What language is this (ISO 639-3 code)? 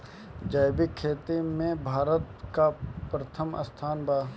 bho